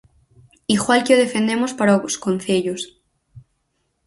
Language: Galician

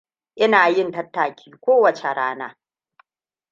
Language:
Hausa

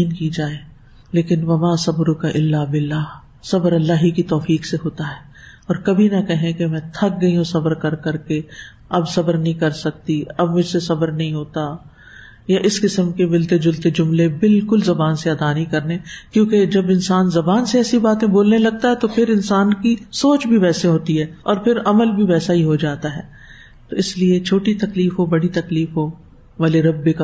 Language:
Urdu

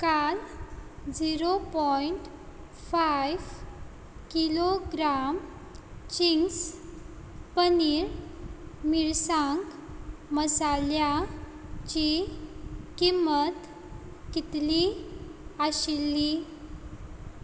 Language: Konkani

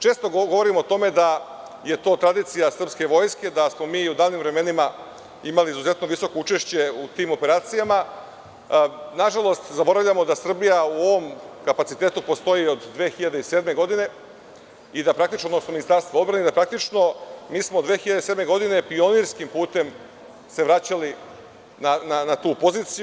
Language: Serbian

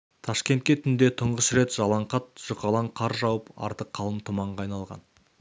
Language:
Kazakh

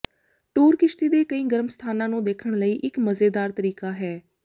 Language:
Punjabi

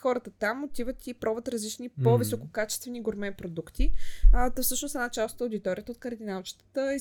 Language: Bulgarian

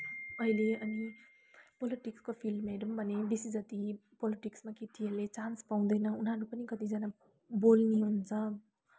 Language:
Nepali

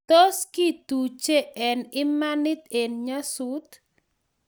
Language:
Kalenjin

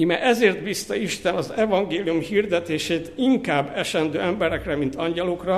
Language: Hungarian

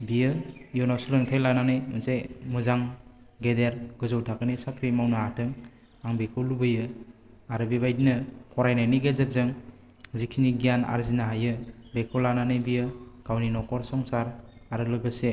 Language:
Bodo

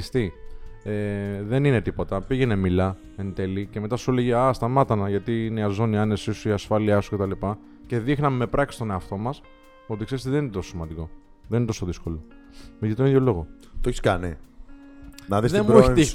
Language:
Greek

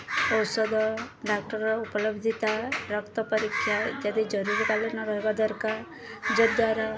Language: Odia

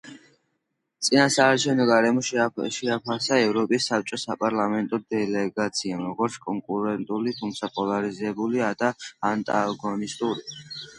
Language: Georgian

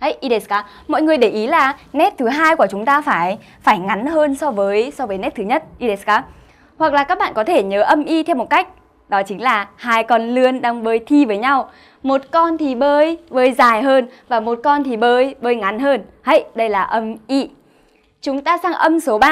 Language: Vietnamese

